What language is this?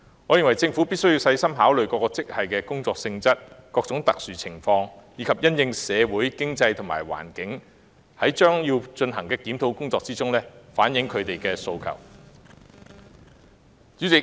Cantonese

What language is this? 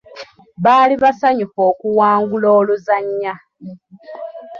Ganda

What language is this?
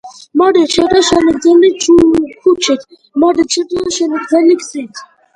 Georgian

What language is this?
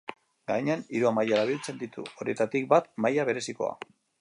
Basque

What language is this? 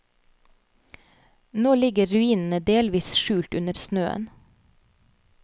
Norwegian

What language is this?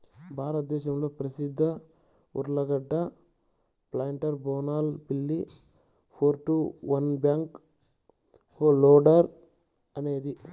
Telugu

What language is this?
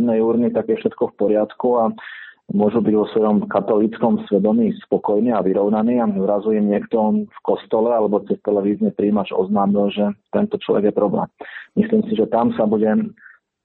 Slovak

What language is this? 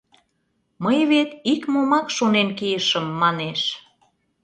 Mari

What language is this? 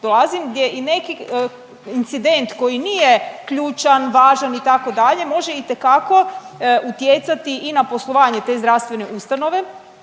Croatian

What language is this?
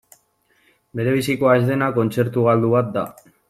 Basque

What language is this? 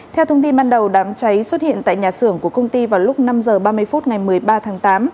Vietnamese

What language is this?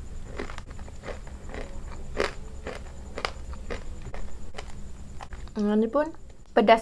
Malay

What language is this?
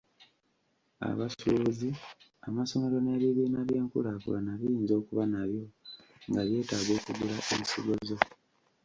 Ganda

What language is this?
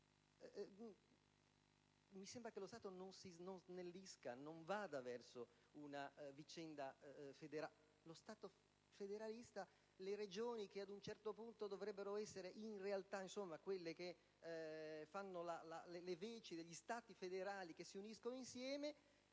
Italian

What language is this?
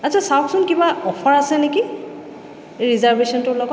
Assamese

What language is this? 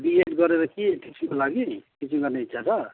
Nepali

